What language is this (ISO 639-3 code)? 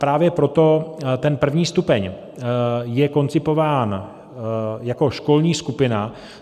ces